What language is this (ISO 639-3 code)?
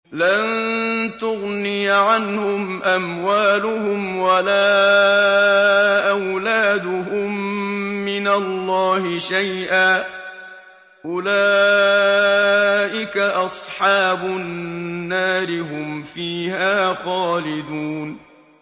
ara